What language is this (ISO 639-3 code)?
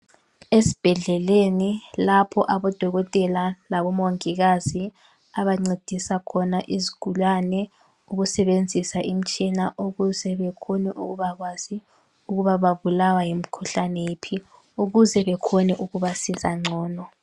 nde